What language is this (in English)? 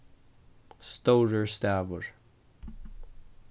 Faroese